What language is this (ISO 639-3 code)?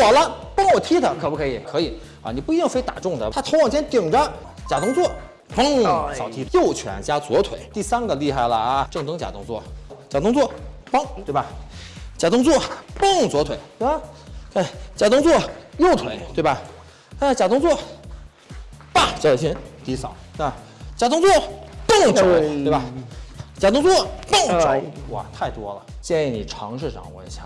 zho